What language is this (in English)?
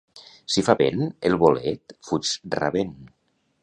Catalan